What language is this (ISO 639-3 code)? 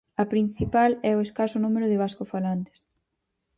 glg